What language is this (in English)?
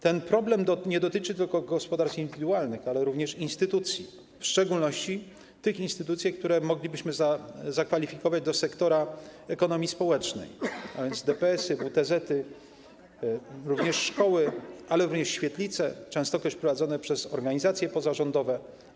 Polish